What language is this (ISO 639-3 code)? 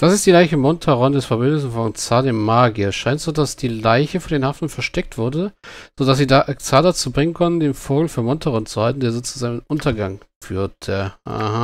deu